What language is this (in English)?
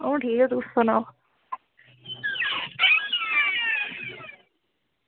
Dogri